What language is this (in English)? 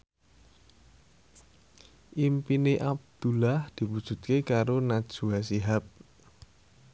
Javanese